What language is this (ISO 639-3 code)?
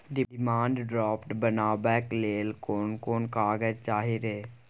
mai